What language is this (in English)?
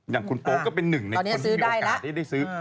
Thai